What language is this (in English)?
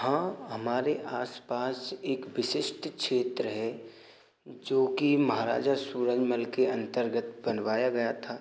Hindi